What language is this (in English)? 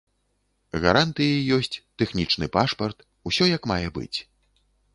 Belarusian